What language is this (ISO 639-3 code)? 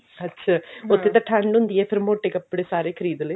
pan